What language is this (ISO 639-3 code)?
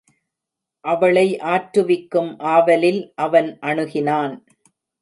tam